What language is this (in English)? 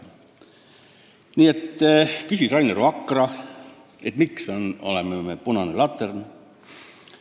Estonian